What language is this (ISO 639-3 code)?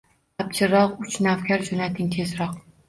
uzb